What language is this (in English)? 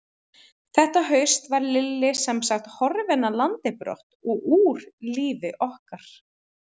Icelandic